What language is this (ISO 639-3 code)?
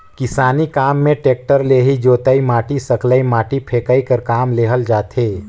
hne